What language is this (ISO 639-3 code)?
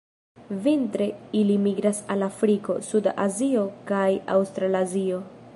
epo